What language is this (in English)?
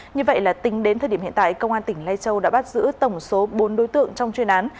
Vietnamese